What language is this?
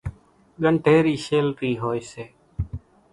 Kachi Koli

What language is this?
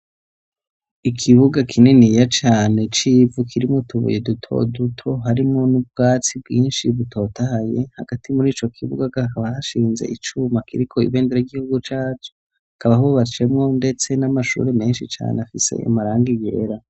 Rundi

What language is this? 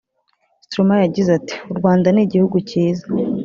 Kinyarwanda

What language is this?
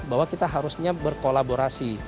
Indonesian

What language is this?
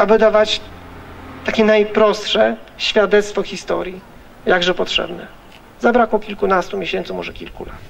Polish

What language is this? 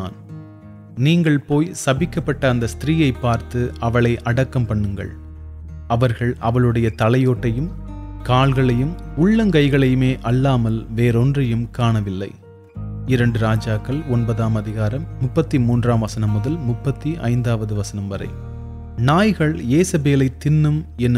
Tamil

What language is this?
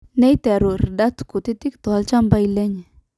Masai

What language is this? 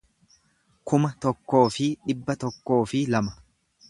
Oromo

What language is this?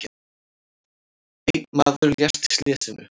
Icelandic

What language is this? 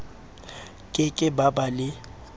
Southern Sotho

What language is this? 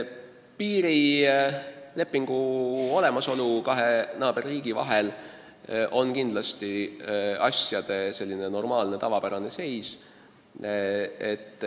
Estonian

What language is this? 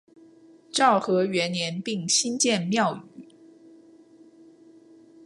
Chinese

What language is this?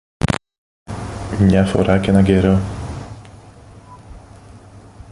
Greek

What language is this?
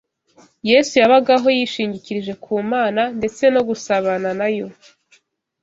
Kinyarwanda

